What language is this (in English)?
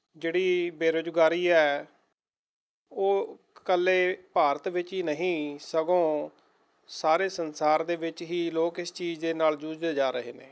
Punjabi